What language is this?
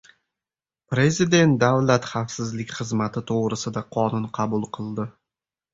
Uzbek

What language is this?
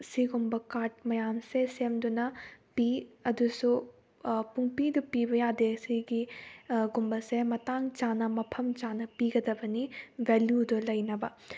Manipuri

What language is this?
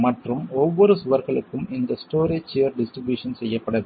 Tamil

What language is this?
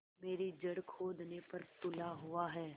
Hindi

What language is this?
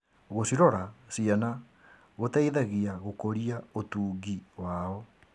Kikuyu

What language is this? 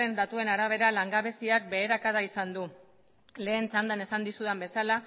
Basque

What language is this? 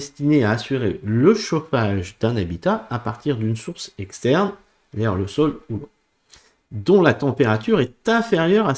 French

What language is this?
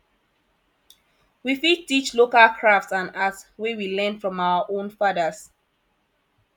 Nigerian Pidgin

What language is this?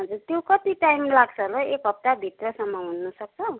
Nepali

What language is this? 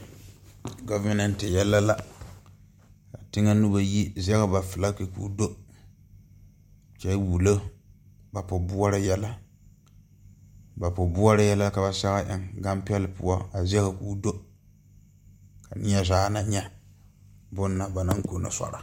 Southern Dagaare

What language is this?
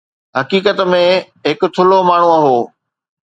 Sindhi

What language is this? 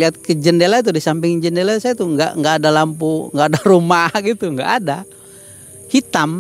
Indonesian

